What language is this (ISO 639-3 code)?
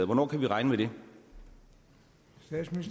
dan